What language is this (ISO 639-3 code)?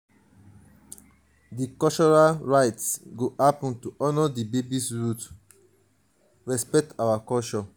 pcm